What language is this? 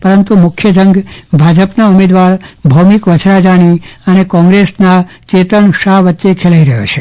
Gujarati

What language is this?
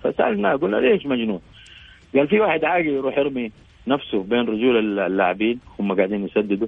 Arabic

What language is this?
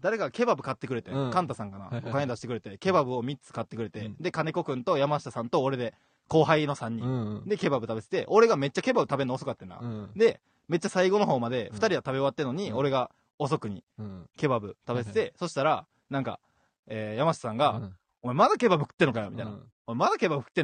Japanese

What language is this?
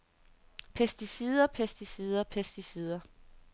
Danish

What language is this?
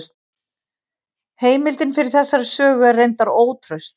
Icelandic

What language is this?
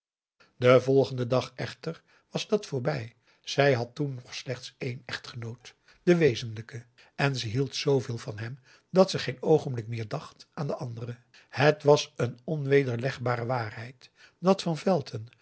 Dutch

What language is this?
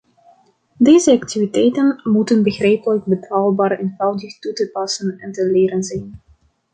Dutch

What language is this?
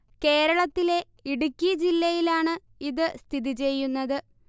Malayalam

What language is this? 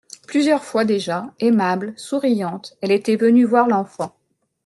French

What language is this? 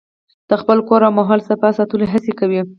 Pashto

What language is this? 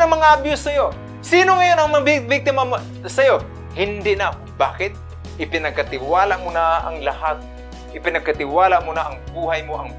Filipino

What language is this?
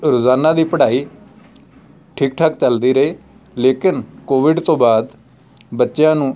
Punjabi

